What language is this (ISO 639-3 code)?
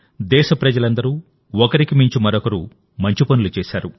tel